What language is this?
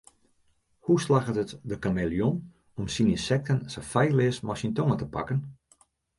Western Frisian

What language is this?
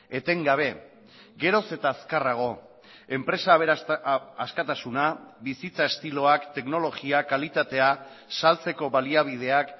Basque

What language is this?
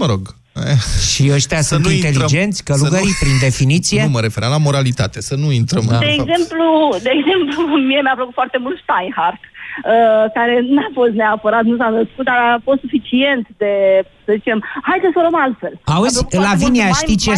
Romanian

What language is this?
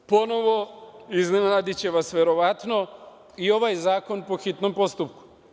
Serbian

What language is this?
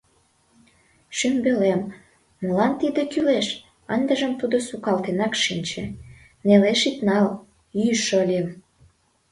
Mari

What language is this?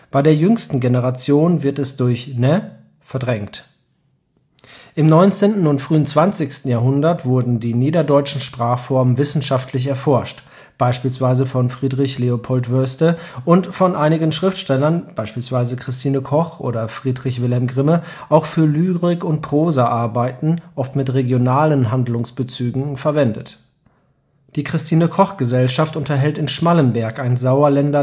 German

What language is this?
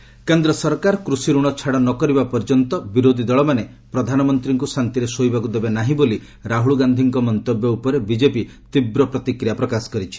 Odia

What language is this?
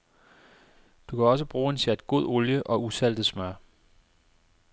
Danish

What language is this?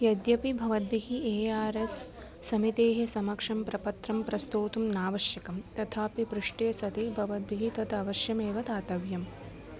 Sanskrit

